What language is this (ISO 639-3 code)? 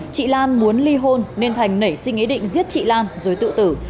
vie